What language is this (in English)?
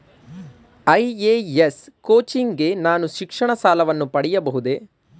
Kannada